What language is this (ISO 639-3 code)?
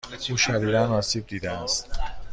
fas